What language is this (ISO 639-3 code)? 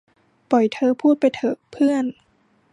tha